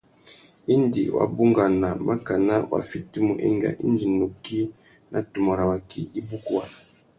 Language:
Tuki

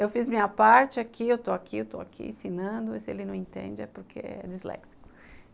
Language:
Portuguese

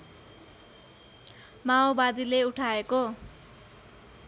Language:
Nepali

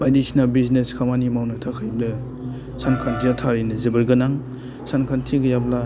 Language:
Bodo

